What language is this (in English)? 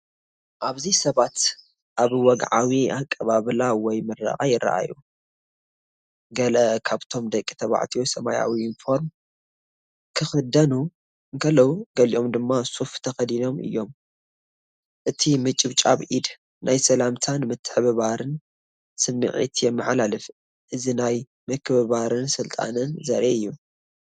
Tigrinya